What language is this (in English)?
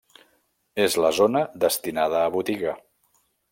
Catalan